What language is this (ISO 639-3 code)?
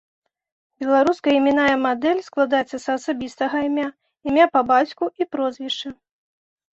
bel